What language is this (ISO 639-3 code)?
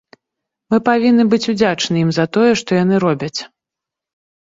bel